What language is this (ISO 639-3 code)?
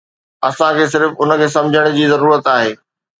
snd